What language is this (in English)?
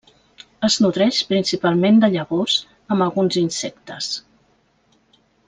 Catalan